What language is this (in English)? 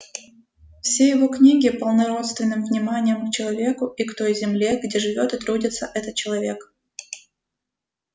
Russian